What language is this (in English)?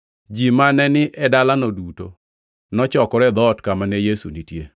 Luo (Kenya and Tanzania)